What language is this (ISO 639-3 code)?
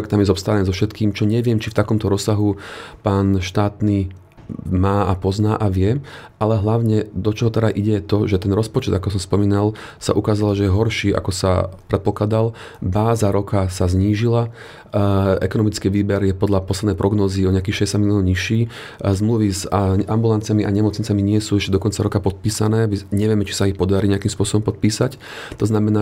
slk